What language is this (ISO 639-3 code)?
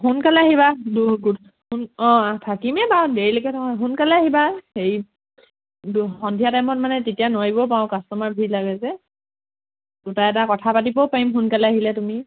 asm